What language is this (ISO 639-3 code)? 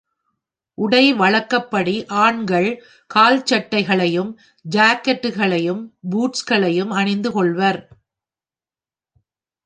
tam